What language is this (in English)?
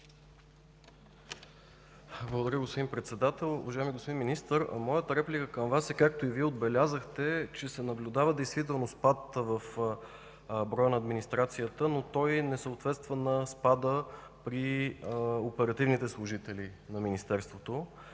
Bulgarian